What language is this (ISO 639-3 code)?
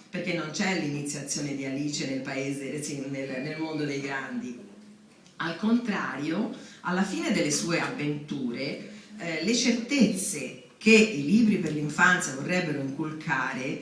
ita